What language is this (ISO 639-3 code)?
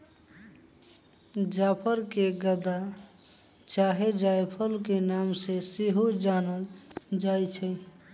mag